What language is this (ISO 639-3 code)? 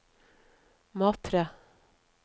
nor